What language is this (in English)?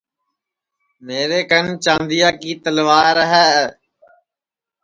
Sansi